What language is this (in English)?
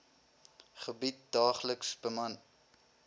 Afrikaans